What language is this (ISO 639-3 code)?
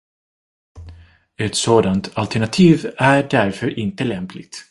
swe